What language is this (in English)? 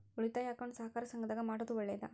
Kannada